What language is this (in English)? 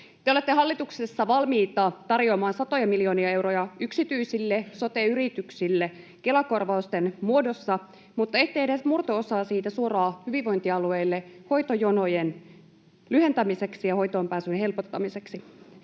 Finnish